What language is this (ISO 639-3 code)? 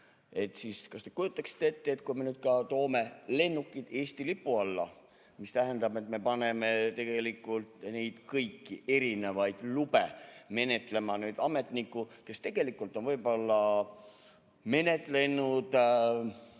est